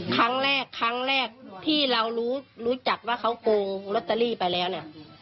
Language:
Thai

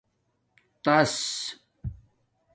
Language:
Domaaki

